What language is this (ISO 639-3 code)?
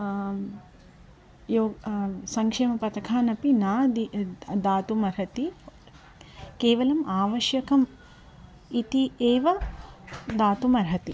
san